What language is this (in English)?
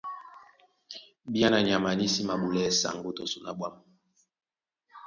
Duala